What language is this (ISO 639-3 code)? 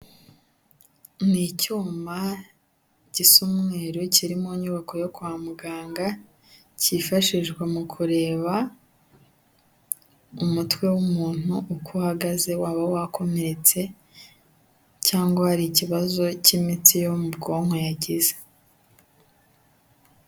kin